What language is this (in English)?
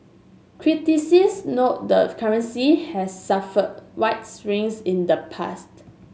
English